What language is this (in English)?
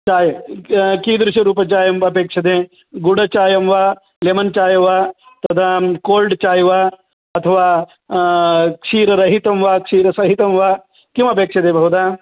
Sanskrit